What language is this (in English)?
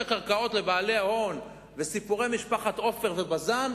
Hebrew